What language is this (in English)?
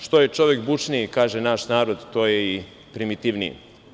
Serbian